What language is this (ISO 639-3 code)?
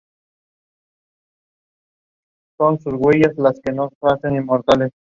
spa